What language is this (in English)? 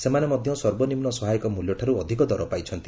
Odia